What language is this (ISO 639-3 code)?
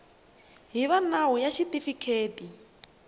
tso